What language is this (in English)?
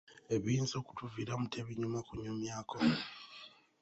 Ganda